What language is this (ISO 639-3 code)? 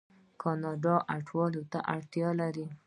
pus